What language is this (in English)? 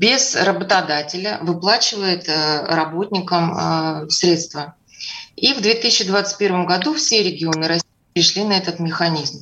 Russian